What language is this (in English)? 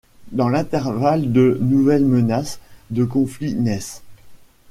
French